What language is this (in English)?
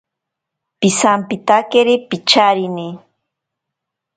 Ashéninka Perené